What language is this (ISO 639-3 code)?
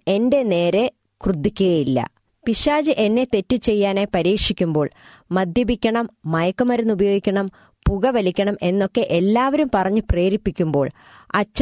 mal